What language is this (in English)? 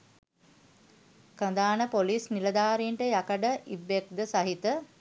Sinhala